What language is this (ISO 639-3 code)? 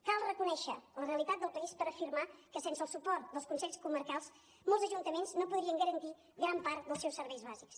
cat